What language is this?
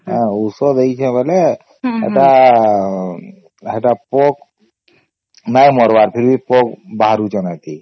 Odia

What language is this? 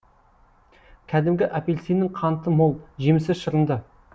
Kazakh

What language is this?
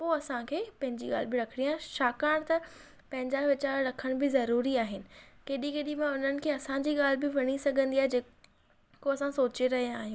Sindhi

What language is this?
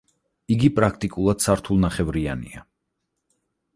Georgian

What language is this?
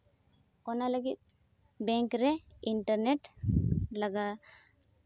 Santali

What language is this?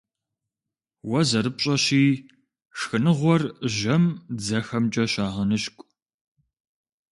Kabardian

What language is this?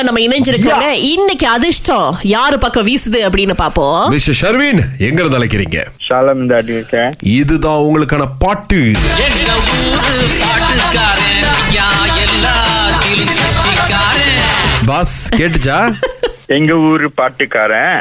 Tamil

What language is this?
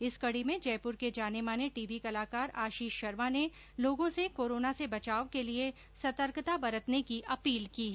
Hindi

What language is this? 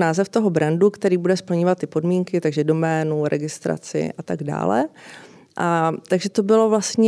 Czech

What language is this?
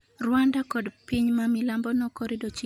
Luo (Kenya and Tanzania)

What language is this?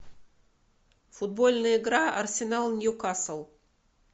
Russian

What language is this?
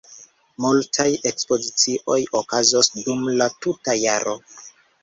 Esperanto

